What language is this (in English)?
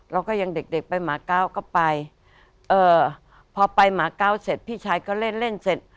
Thai